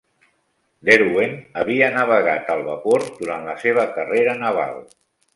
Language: Catalan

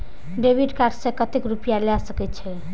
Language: Maithili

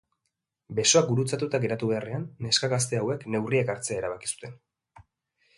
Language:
Basque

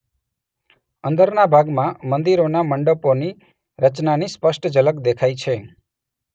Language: Gujarati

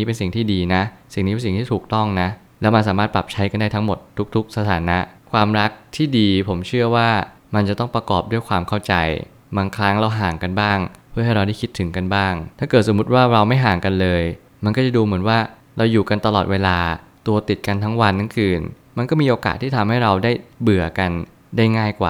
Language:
Thai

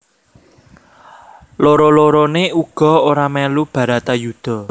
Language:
Javanese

